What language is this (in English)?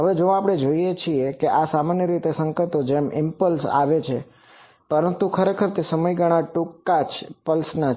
Gujarati